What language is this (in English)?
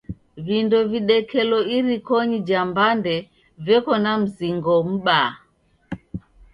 Taita